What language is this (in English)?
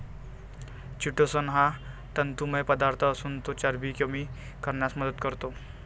Marathi